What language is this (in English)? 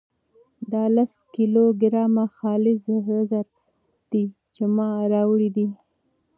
Pashto